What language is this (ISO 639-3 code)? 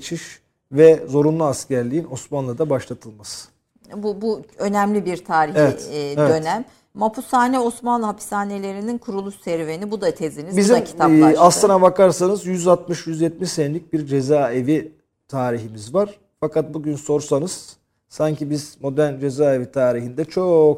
tur